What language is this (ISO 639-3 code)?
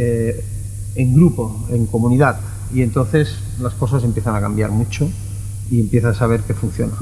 spa